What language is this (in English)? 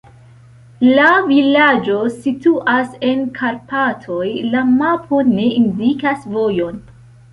Esperanto